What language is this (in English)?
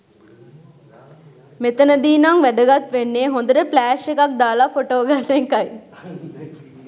Sinhala